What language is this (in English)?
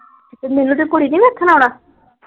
Punjabi